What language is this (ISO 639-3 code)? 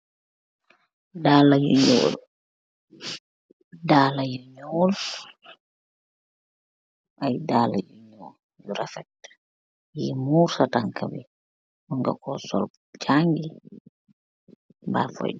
wol